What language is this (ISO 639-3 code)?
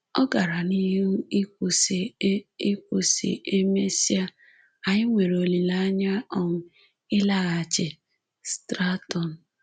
ibo